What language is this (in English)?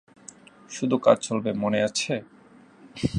Bangla